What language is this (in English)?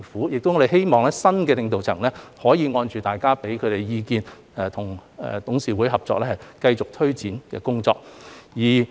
Cantonese